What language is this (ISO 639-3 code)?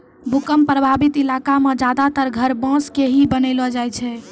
mai